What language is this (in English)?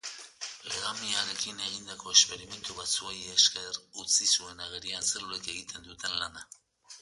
Basque